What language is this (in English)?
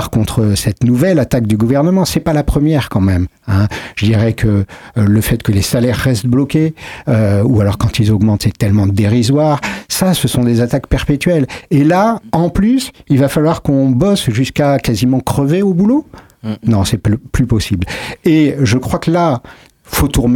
French